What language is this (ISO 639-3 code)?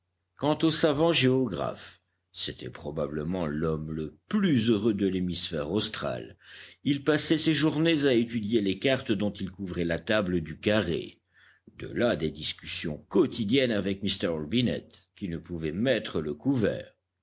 fra